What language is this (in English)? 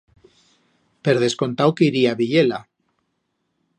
Aragonese